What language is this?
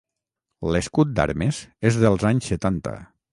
Catalan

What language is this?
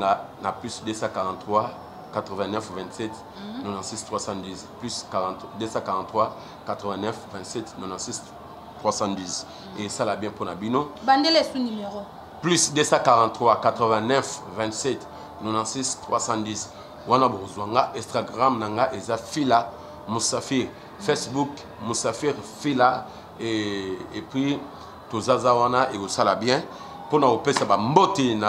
French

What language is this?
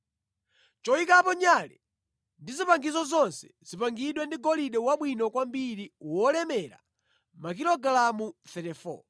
Nyanja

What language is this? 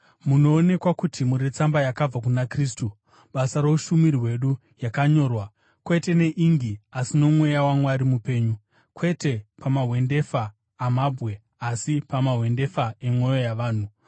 Shona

